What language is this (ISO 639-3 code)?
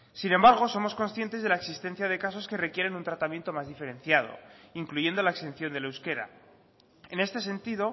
spa